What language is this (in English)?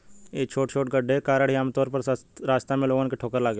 Bhojpuri